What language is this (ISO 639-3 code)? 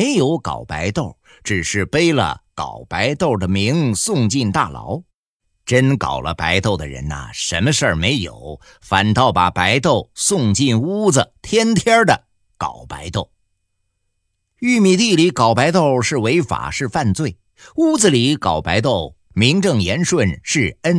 zho